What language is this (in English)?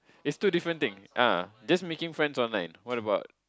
English